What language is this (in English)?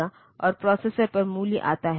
Hindi